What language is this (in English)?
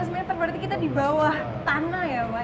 Indonesian